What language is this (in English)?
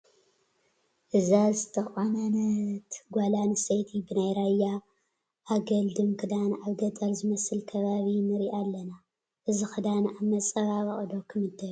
Tigrinya